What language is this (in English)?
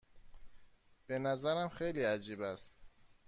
Persian